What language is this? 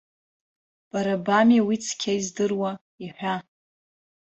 Abkhazian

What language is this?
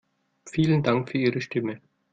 German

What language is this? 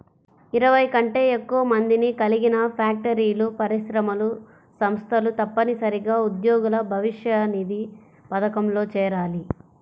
Telugu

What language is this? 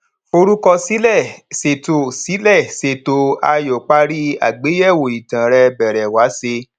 Yoruba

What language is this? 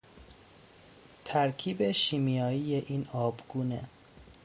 Persian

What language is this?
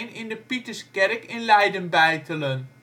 Dutch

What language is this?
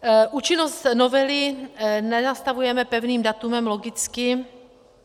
Czech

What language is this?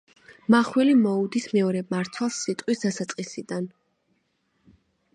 Georgian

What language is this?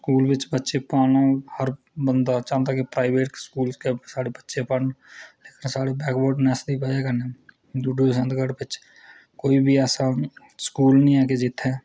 Dogri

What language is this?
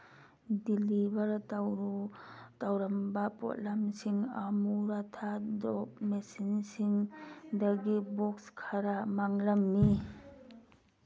Manipuri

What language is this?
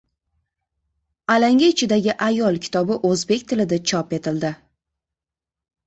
Uzbek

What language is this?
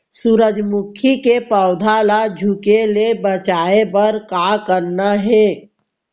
Chhattisgarhi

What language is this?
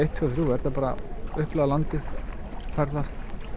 Icelandic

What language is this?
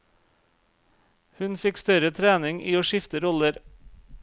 Norwegian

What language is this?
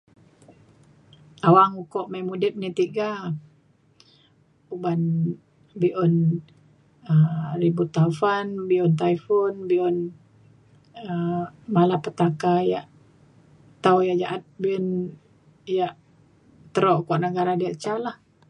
Mainstream Kenyah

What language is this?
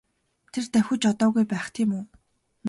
Mongolian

